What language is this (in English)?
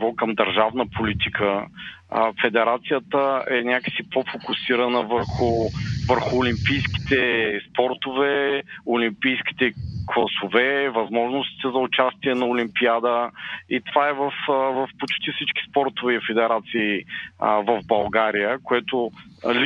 Bulgarian